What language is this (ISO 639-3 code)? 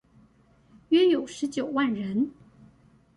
zho